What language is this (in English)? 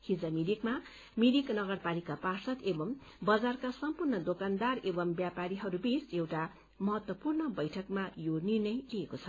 Nepali